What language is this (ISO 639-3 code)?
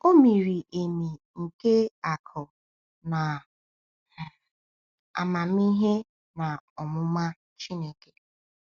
ibo